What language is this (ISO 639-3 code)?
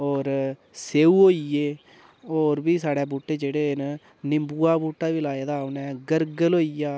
doi